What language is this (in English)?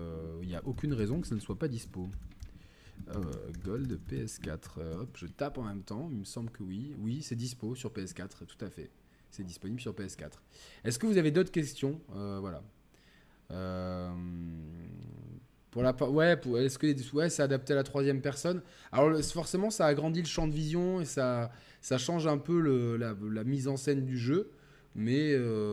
French